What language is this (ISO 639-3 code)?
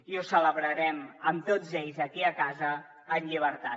cat